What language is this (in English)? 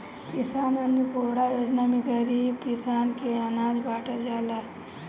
Bhojpuri